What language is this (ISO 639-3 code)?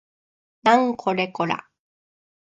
jpn